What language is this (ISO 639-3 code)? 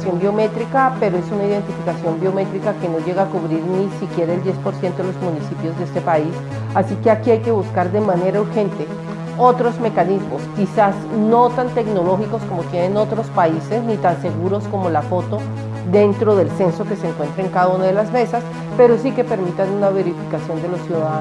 spa